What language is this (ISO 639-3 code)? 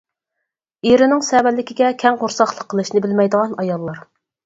uig